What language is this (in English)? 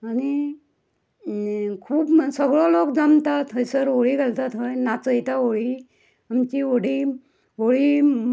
Konkani